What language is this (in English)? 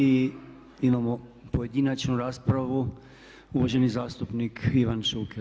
Croatian